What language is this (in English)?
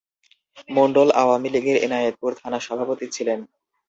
Bangla